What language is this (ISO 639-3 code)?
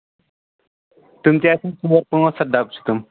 kas